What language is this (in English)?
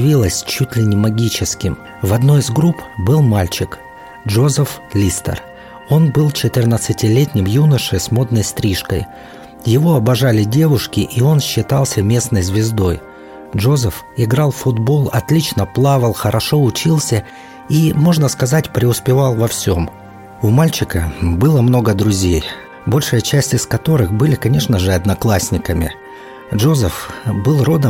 Russian